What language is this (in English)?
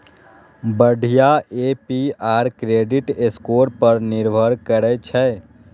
Maithili